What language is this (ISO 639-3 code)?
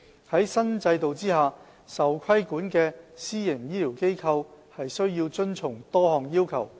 yue